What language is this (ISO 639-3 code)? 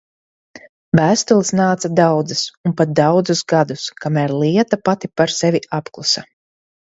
lav